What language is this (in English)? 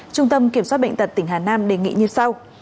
Vietnamese